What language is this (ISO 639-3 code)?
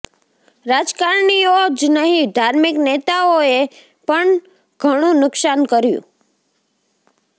guj